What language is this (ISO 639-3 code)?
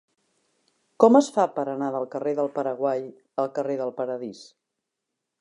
cat